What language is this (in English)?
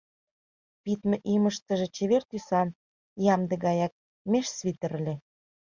Mari